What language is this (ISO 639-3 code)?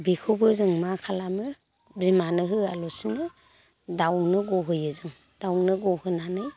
brx